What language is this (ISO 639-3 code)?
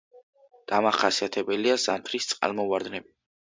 kat